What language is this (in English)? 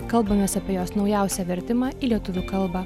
Lithuanian